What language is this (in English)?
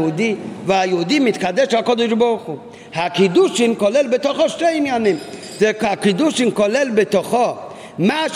Hebrew